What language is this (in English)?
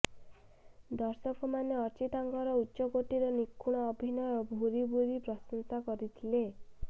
Odia